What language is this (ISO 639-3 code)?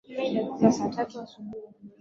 swa